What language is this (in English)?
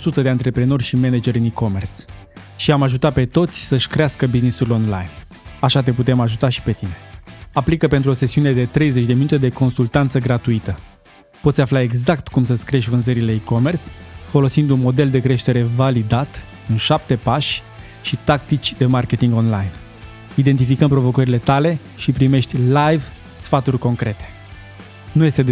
Romanian